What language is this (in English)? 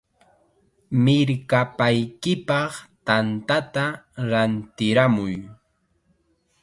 Chiquián Ancash Quechua